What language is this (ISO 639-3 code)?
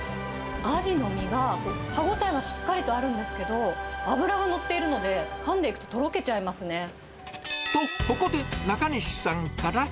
jpn